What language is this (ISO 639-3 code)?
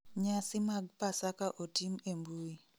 luo